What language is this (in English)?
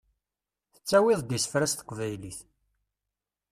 Kabyle